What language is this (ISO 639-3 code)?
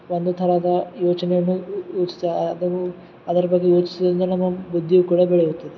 kan